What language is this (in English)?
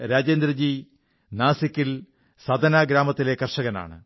Malayalam